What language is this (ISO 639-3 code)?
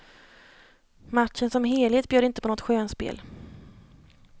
swe